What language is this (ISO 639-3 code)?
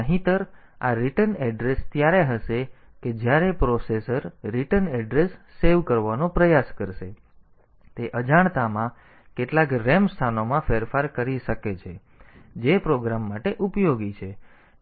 guj